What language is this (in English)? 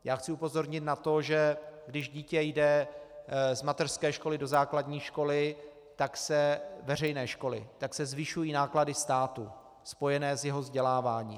Czech